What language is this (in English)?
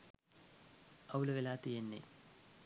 Sinhala